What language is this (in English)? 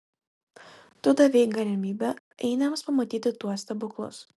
Lithuanian